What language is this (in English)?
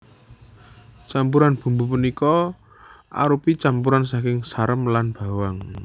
Javanese